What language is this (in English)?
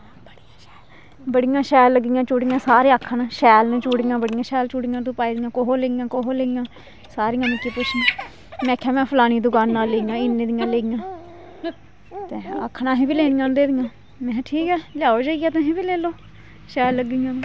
Dogri